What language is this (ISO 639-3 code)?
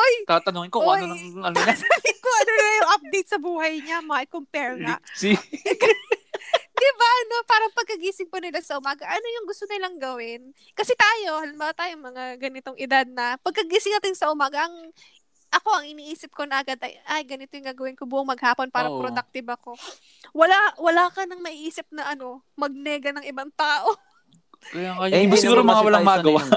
fil